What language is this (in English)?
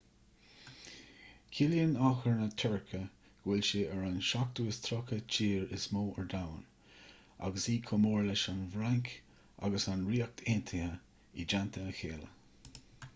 Irish